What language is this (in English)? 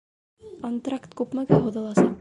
Bashkir